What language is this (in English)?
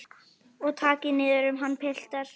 Icelandic